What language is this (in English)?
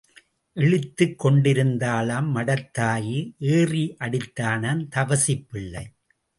Tamil